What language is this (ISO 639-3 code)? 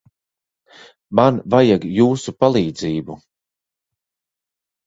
lav